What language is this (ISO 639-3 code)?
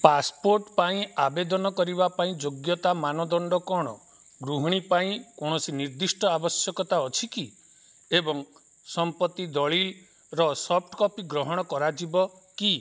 ori